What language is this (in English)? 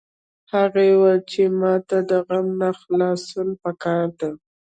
Pashto